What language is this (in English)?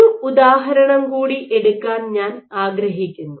Malayalam